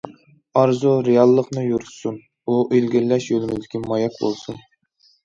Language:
Uyghur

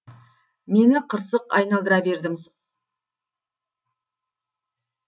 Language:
Kazakh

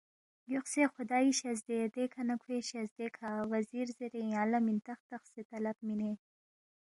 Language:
Balti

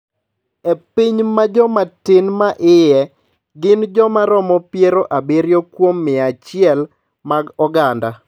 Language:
Luo (Kenya and Tanzania)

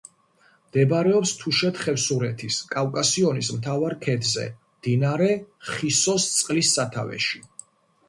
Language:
Georgian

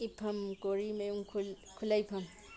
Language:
Manipuri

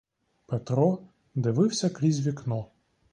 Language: Ukrainian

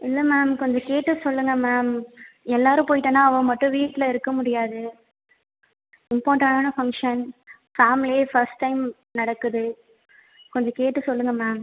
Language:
Tamil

